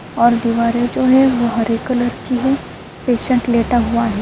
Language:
Urdu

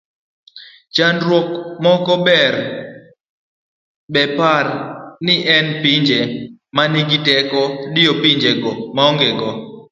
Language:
Luo (Kenya and Tanzania)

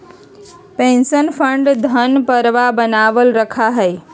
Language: Magahi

